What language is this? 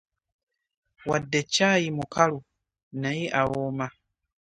Ganda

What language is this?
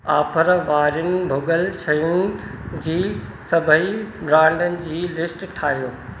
Sindhi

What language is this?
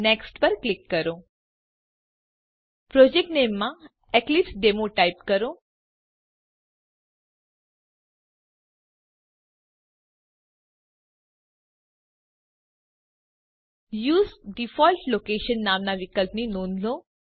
Gujarati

